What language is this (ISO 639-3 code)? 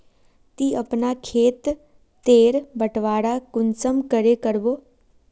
mag